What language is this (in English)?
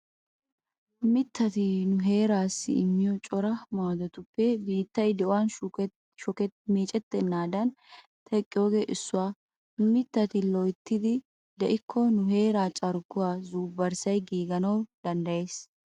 Wolaytta